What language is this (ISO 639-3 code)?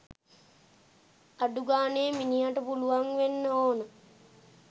sin